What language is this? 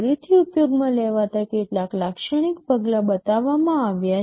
Gujarati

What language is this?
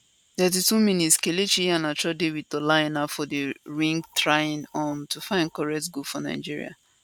Nigerian Pidgin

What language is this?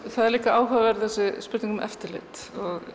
Icelandic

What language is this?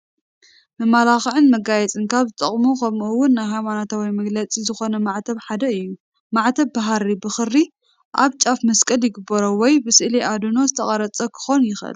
Tigrinya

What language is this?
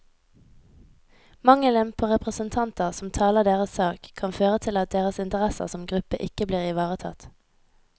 Norwegian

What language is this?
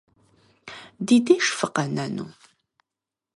Kabardian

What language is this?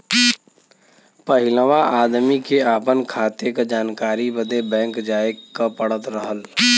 Bhojpuri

